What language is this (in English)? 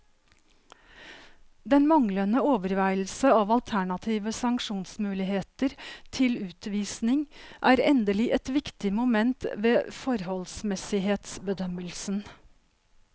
Norwegian